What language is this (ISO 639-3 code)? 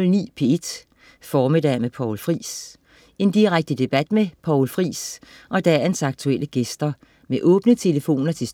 dan